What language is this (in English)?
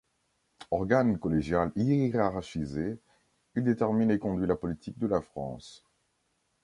French